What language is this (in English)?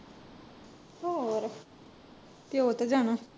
Punjabi